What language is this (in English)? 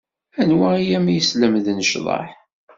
Kabyle